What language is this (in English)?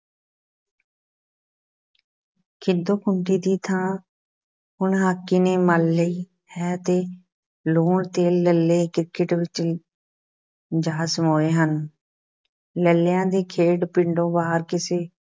Punjabi